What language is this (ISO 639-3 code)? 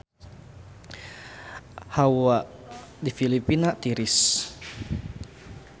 sun